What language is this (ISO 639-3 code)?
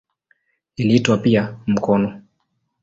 swa